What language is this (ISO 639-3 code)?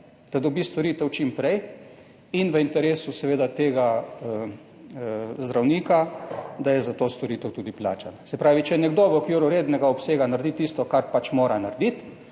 slv